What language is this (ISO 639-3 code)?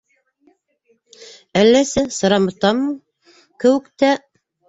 bak